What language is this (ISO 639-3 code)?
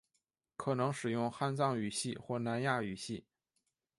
zho